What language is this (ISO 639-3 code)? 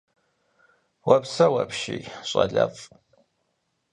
kbd